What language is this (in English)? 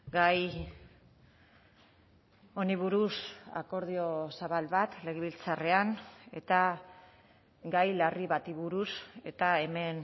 Basque